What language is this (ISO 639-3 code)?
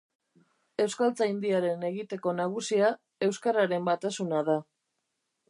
eus